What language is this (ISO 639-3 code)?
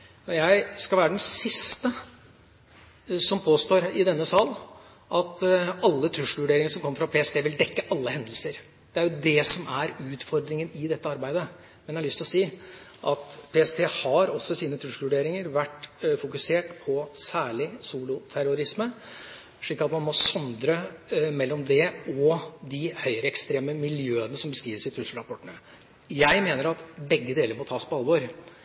nob